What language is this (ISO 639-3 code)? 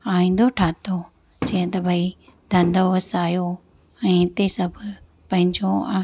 snd